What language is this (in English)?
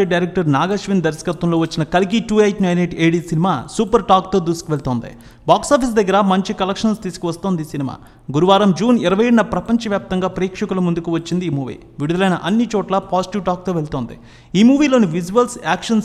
Telugu